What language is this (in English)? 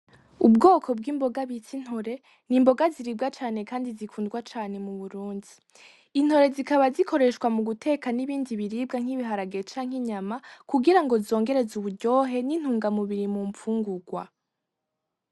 Rundi